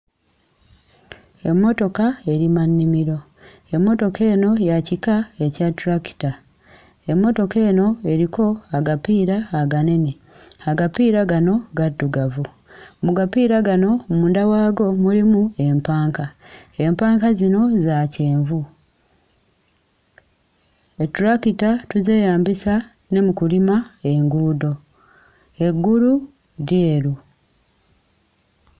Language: Ganda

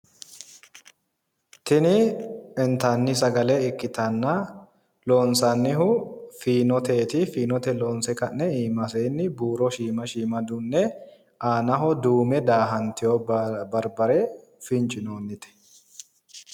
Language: Sidamo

